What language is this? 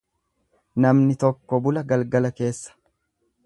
Oromo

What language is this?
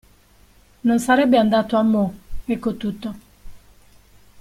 Italian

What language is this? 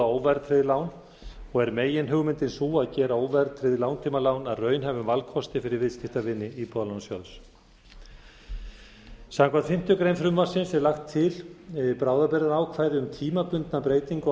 Icelandic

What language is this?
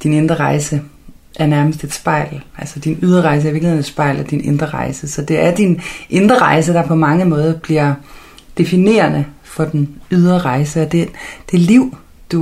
Danish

